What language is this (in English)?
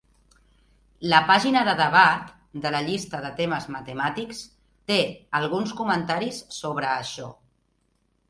Catalan